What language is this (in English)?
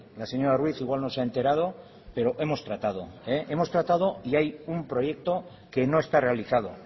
Spanish